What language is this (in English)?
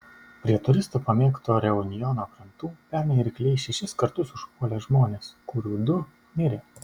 Lithuanian